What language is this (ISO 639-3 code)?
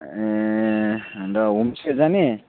nep